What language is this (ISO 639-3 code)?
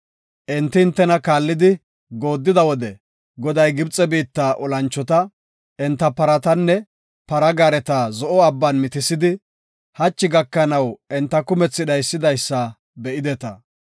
gof